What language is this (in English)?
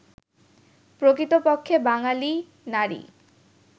Bangla